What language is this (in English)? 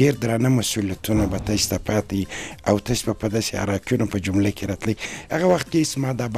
Arabic